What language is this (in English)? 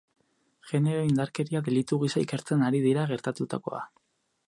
Basque